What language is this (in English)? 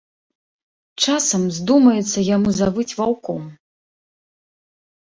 Belarusian